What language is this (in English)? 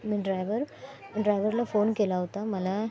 Marathi